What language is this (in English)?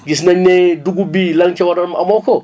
Wolof